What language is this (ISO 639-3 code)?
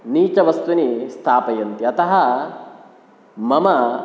san